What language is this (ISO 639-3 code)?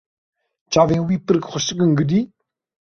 kur